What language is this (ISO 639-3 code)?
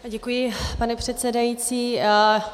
ces